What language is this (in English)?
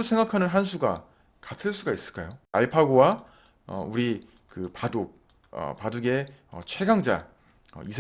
Korean